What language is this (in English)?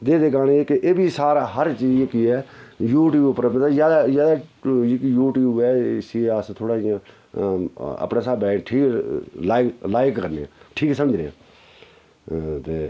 Dogri